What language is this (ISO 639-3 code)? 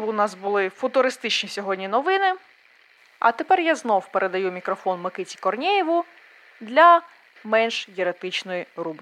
ukr